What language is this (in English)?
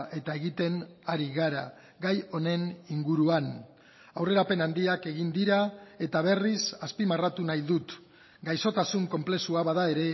Basque